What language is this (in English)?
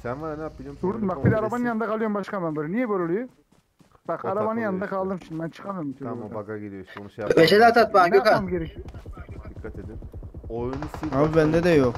Turkish